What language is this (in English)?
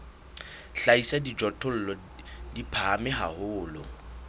Southern Sotho